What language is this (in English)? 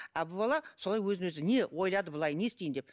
Kazakh